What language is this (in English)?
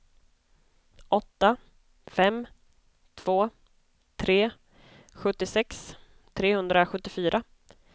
Swedish